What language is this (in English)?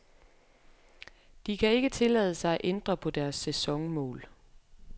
Danish